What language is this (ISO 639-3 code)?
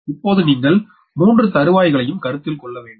tam